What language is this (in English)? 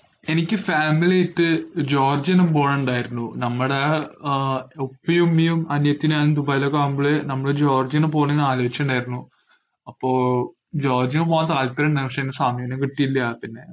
Malayalam